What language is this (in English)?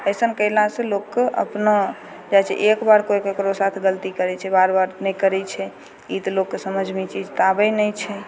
Maithili